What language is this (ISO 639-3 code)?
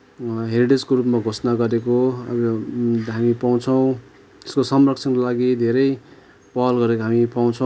nep